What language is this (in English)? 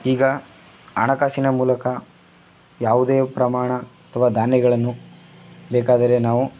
Kannada